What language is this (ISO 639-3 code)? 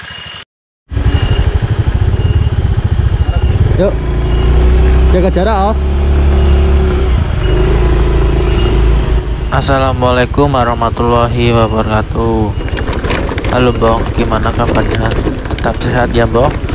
ind